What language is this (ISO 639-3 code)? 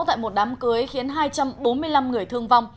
vie